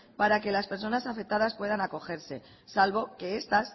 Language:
Spanish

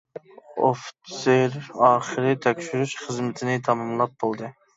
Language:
Uyghur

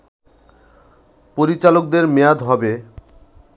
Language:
Bangla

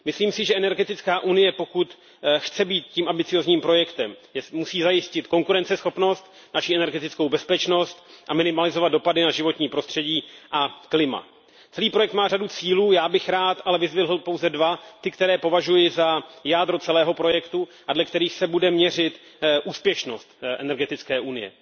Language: Czech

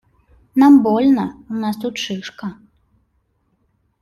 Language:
Russian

